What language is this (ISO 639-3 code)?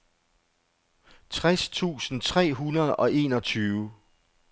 dan